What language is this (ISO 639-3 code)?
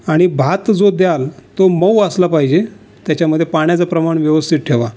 mar